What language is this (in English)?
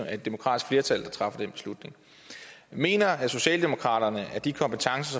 Danish